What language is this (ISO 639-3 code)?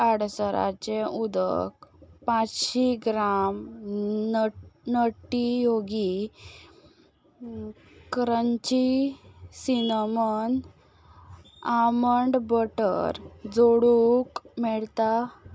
kok